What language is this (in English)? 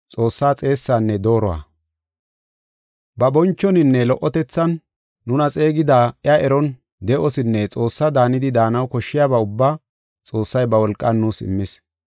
Gofa